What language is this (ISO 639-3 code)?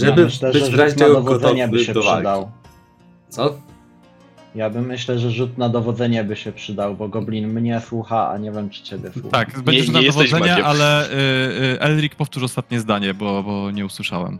pol